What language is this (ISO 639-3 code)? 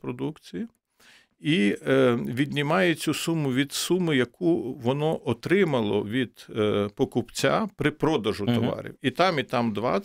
ukr